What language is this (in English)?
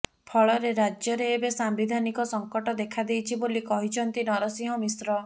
Odia